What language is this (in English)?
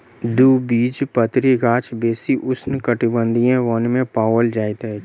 Maithili